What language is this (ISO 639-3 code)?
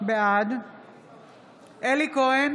heb